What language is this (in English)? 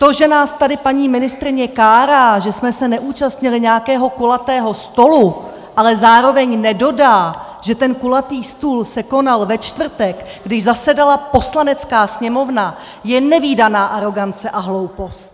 Czech